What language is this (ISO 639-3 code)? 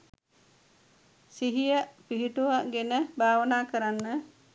sin